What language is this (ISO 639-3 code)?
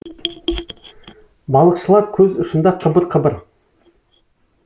kaz